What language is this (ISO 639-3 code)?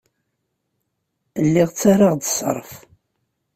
kab